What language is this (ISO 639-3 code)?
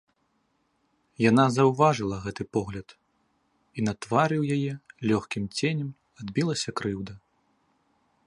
bel